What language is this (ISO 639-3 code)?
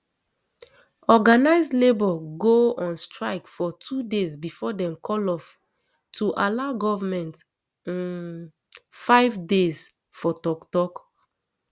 pcm